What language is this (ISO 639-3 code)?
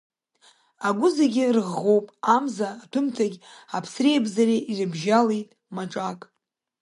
abk